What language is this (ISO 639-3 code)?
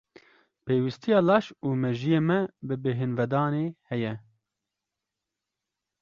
kur